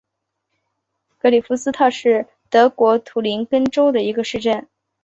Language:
Chinese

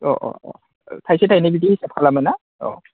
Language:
Bodo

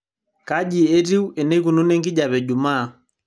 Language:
Masai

